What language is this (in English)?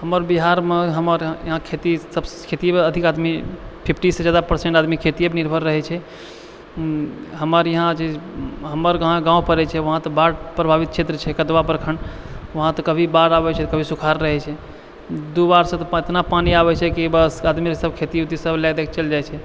Maithili